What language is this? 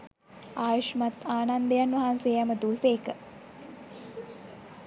Sinhala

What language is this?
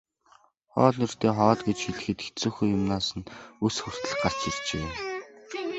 Mongolian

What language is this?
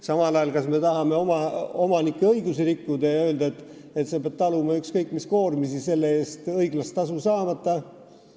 Estonian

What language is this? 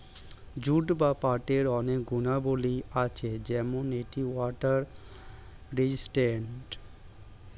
Bangla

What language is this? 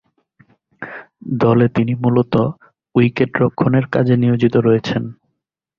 Bangla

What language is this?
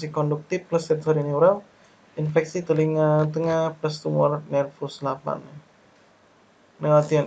Indonesian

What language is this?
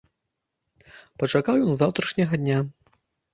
Belarusian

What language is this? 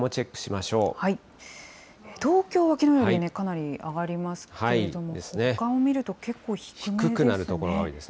Japanese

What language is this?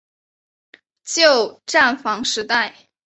Chinese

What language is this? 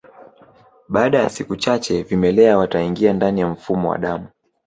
Swahili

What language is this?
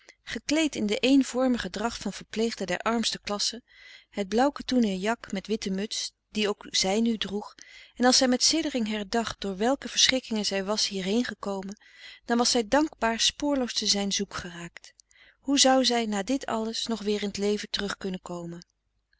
Dutch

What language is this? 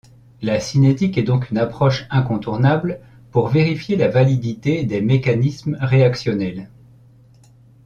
French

